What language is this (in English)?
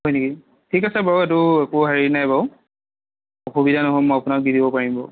Assamese